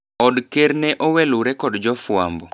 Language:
Luo (Kenya and Tanzania)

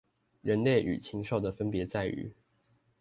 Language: Chinese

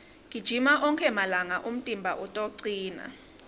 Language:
Swati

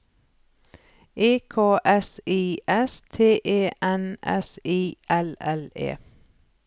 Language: Norwegian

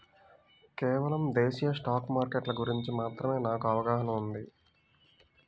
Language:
Telugu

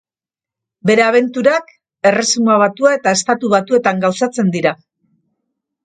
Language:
Basque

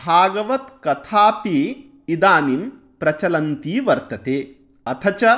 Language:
Sanskrit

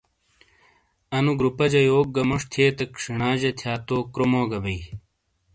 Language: Shina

